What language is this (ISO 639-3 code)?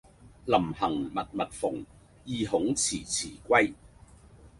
yue